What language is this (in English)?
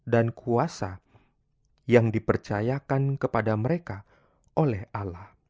Indonesian